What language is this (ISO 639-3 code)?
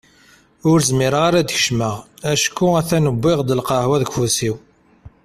kab